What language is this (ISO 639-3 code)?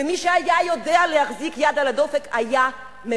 heb